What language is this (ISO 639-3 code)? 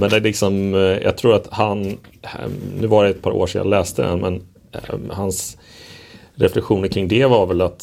swe